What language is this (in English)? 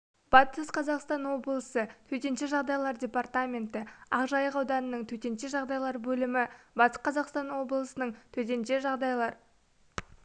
Kazakh